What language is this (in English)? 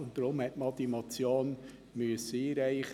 Swiss German